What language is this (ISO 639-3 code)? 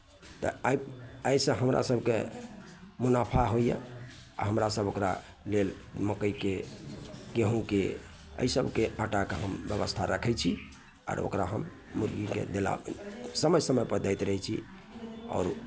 mai